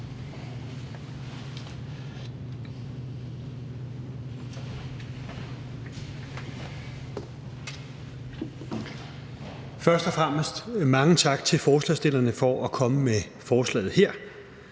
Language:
Danish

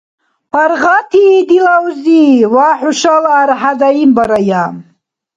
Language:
Dargwa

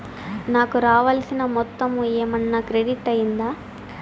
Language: Telugu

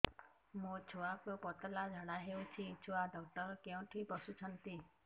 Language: Odia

